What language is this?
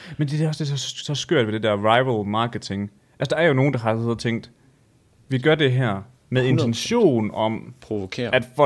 Danish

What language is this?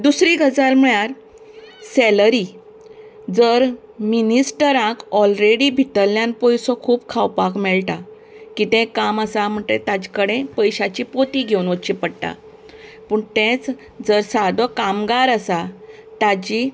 Konkani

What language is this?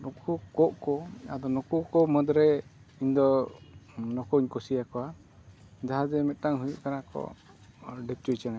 Santali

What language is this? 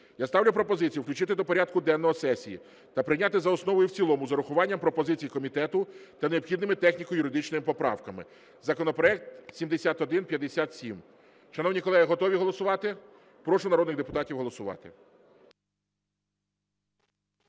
Ukrainian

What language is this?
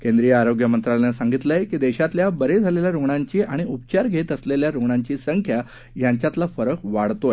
Marathi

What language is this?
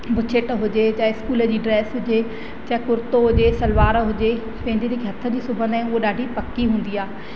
Sindhi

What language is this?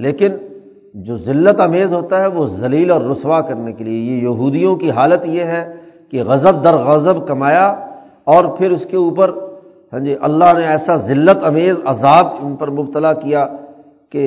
Urdu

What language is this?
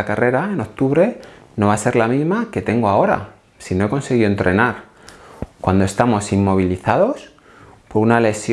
Spanish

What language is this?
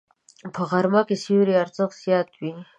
Pashto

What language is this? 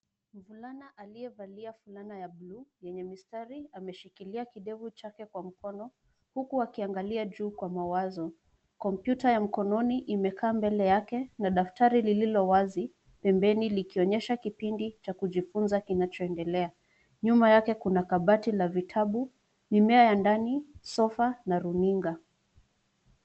Swahili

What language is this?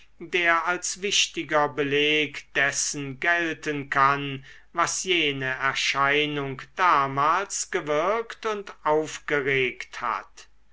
German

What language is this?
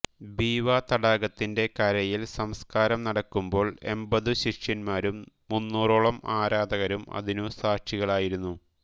Malayalam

